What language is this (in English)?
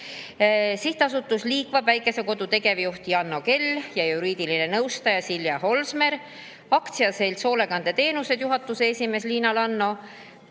Estonian